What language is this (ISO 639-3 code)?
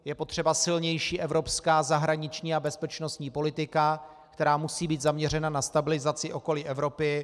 ces